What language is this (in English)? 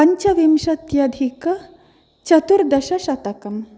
Sanskrit